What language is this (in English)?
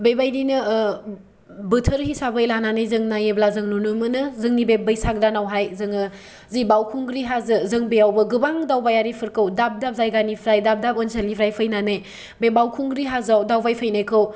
Bodo